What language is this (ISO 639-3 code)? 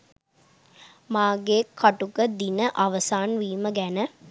sin